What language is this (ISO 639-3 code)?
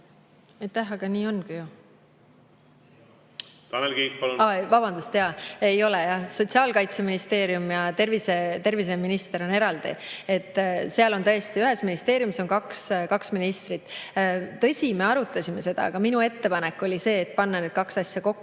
est